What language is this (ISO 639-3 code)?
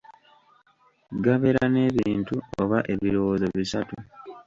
lug